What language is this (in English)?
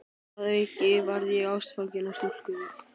Icelandic